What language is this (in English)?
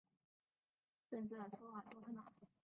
Chinese